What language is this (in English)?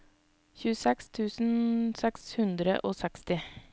Norwegian